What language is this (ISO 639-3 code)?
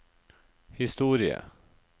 nor